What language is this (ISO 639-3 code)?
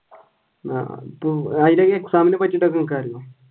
mal